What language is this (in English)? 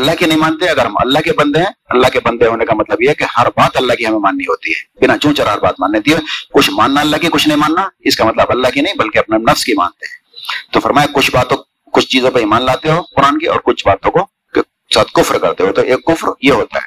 Urdu